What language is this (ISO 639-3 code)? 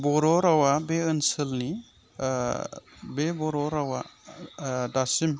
brx